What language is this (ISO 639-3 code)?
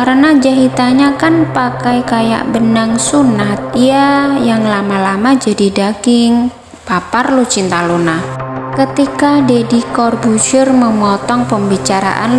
ind